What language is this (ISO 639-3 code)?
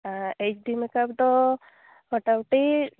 sat